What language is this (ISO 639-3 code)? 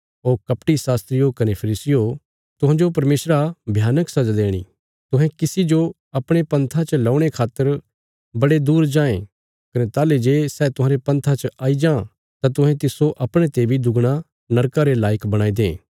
kfs